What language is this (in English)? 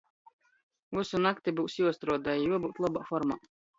Latgalian